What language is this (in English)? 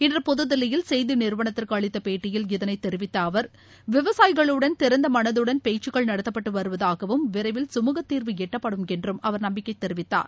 Tamil